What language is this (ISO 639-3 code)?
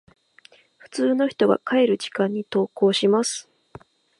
jpn